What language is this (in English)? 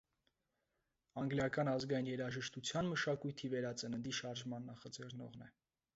Armenian